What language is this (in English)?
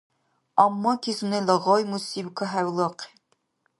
Dargwa